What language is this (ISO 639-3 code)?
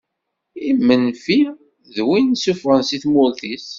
kab